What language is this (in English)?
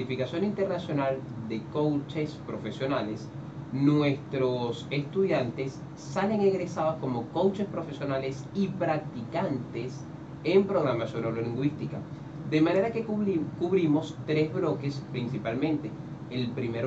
Spanish